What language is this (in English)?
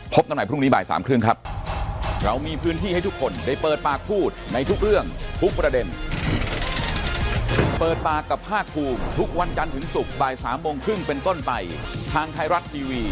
Thai